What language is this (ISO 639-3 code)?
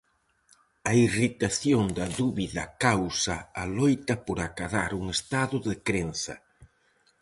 glg